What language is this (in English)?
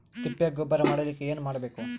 Kannada